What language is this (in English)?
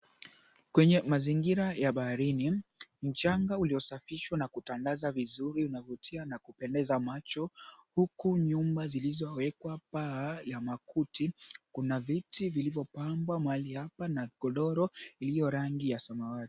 Swahili